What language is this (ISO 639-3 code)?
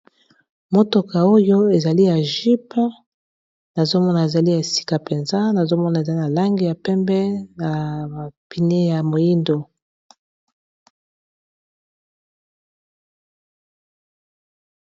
lin